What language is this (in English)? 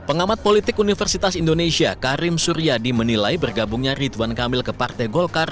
Indonesian